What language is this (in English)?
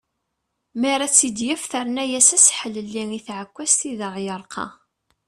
Kabyle